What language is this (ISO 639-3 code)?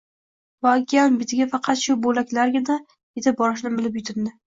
uzb